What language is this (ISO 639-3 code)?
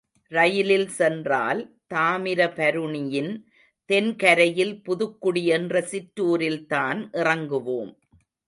tam